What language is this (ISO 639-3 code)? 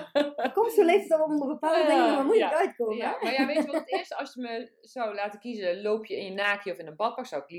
nld